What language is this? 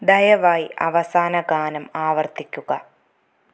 Malayalam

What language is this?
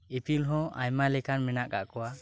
Santali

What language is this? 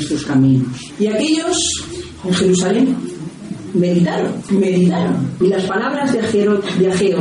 Spanish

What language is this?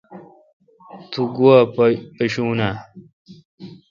Kalkoti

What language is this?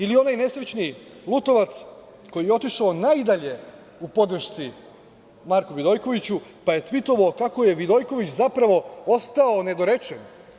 Serbian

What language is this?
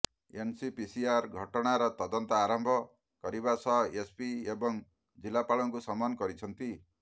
Odia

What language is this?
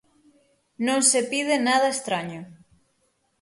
Galician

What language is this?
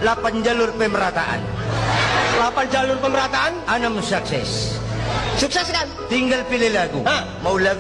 Indonesian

